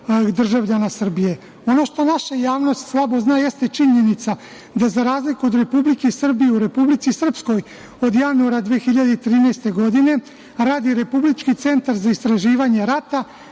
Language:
Serbian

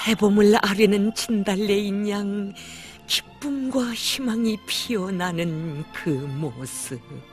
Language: Korean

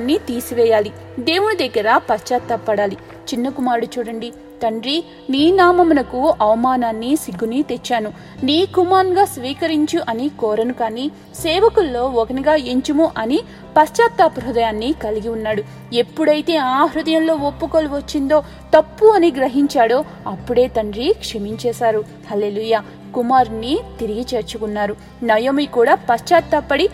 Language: Telugu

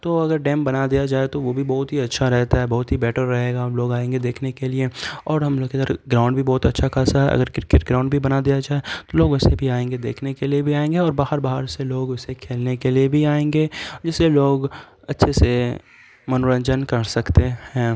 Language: Urdu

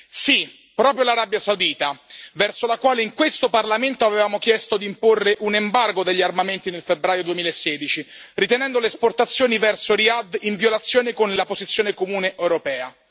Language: Italian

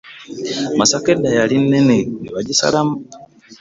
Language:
Ganda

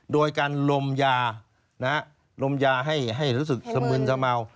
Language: Thai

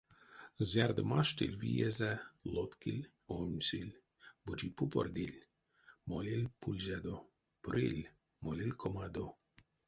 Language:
Erzya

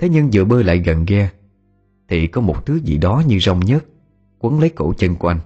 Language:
Vietnamese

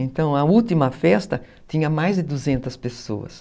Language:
Portuguese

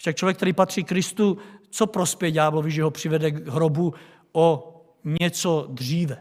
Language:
Czech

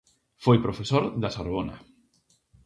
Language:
Galician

